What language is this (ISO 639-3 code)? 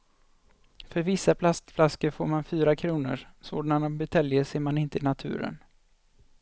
swe